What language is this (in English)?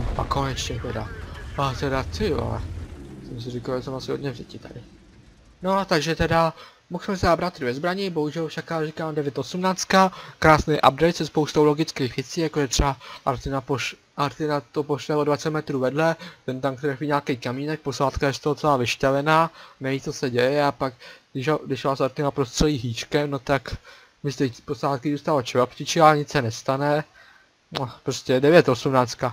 Czech